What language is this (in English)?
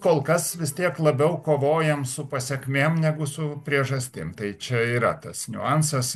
Lithuanian